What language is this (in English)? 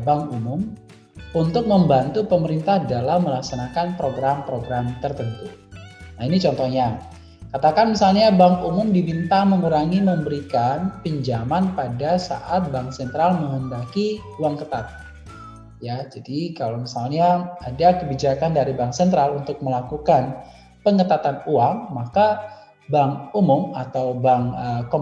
Indonesian